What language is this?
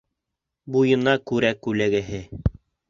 Bashkir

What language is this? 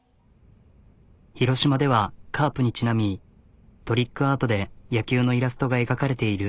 Japanese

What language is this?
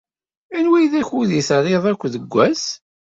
Kabyle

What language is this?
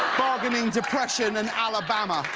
English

